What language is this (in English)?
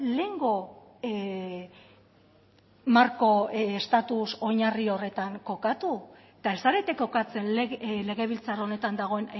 Basque